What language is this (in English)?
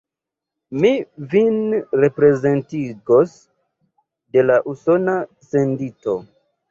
Esperanto